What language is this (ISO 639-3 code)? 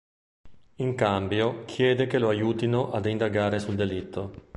ita